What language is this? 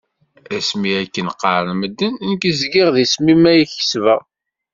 Kabyle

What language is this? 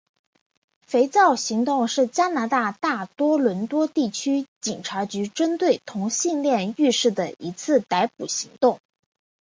Chinese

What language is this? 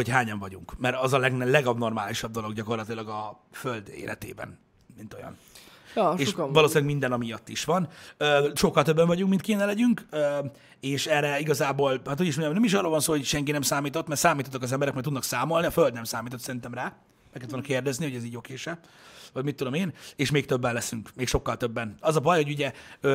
Hungarian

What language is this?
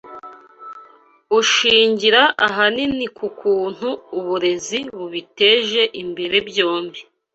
Kinyarwanda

